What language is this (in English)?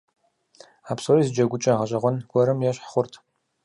Kabardian